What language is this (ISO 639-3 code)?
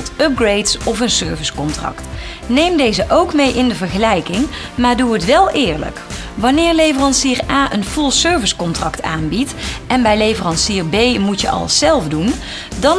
nld